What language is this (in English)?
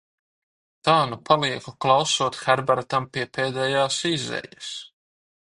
Latvian